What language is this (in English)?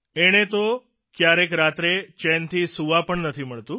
Gujarati